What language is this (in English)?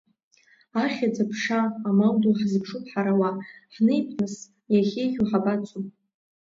Abkhazian